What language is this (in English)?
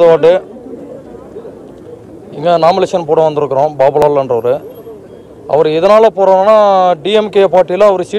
Romanian